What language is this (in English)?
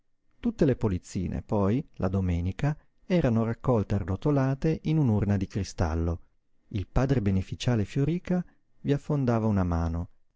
Italian